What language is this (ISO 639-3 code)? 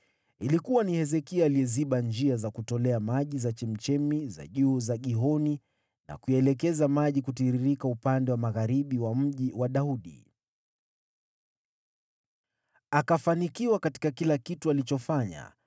swa